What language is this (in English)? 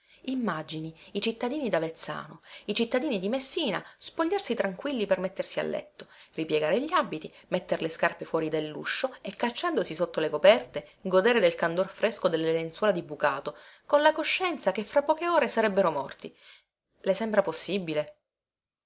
Italian